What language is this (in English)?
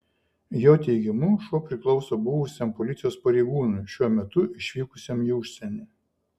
Lithuanian